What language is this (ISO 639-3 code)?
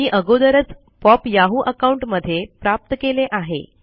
mar